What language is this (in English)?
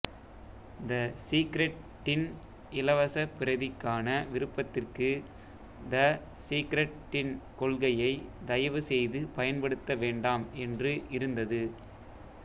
Tamil